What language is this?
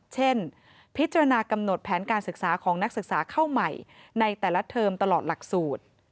Thai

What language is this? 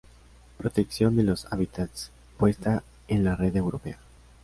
Spanish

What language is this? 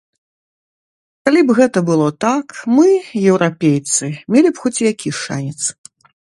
Belarusian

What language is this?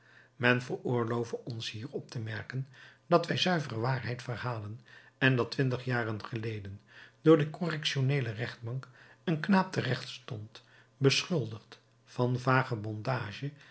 Dutch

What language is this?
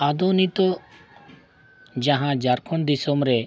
Santali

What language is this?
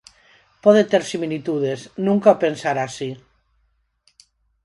Galician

